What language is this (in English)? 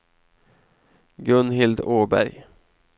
Swedish